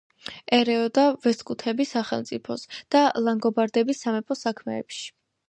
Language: Georgian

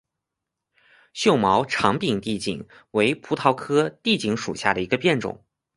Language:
Chinese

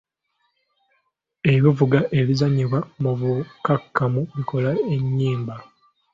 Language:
Ganda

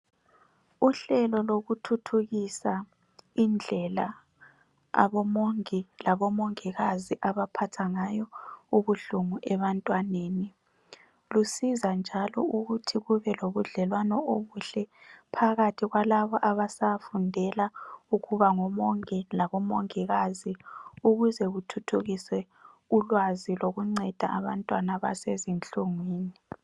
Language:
North Ndebele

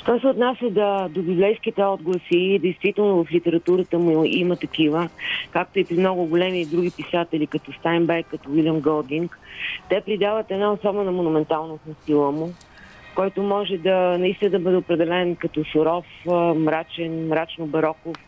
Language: Bulgarian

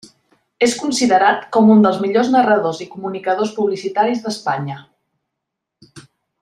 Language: Catalan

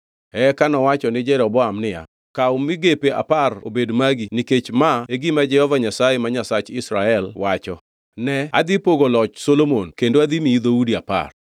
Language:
Luo (Kenya and Tanzania)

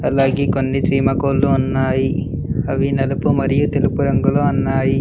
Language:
Telugu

